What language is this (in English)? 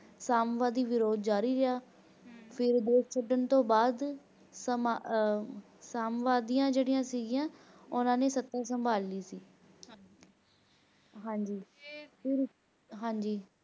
Punjabi